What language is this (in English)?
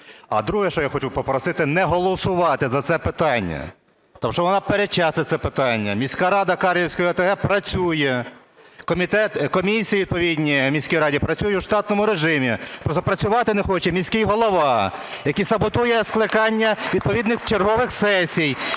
Ukrainian